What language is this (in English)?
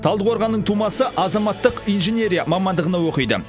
Kazakh